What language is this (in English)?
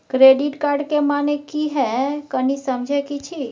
Maithili